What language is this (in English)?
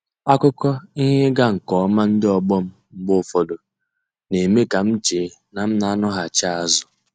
Igbo